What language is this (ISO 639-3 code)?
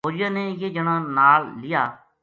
gju